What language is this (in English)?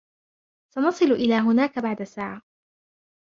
Arabic